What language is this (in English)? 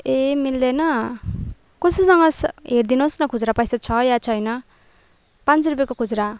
Nepali